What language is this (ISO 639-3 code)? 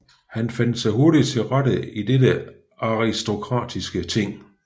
dan